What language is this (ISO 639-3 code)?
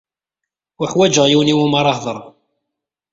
kab